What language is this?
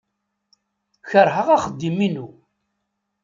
Kabyle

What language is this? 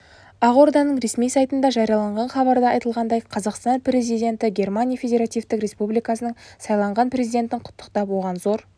Kazakh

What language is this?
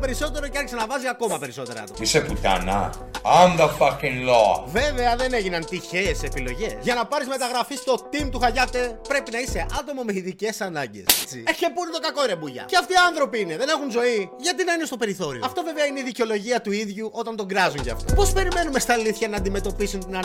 Greek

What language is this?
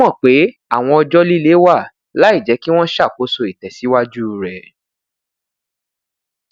Yoruba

